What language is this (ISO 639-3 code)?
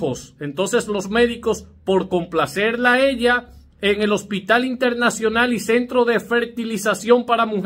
spa